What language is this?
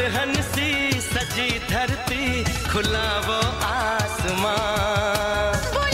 Hindi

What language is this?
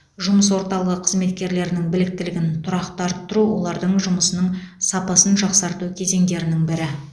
Kazakh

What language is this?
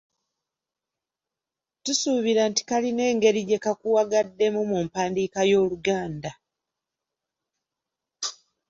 Ganda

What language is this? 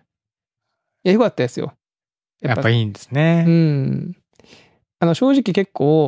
Japanese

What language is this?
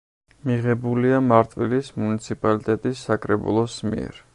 Georgian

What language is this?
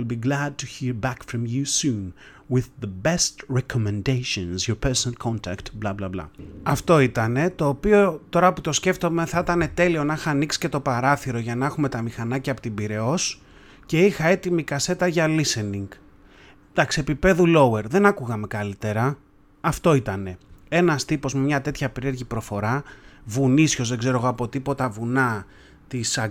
Greek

